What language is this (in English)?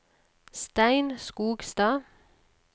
Norwegian